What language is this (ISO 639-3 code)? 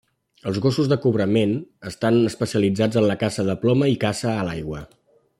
cat